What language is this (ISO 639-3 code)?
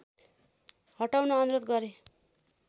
nep